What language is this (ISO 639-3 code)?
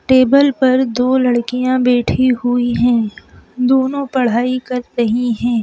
hin